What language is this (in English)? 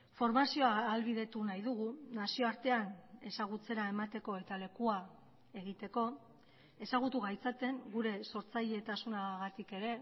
Basque